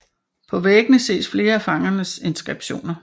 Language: Danish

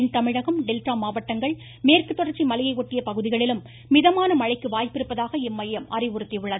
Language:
Tamil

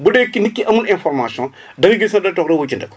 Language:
Wolof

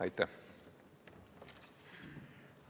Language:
Estonian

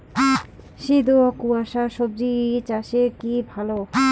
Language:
Bangla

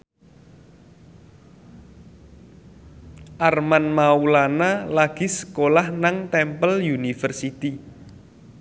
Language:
Javanese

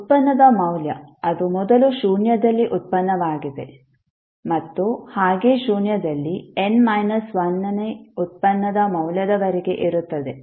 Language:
Kannada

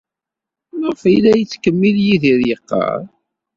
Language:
Kabyle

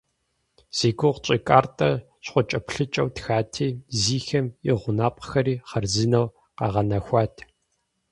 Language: Kabardian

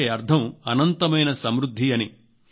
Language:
Telugu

